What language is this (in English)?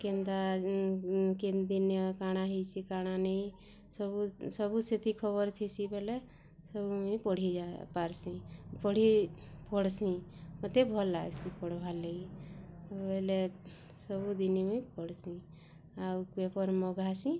Odia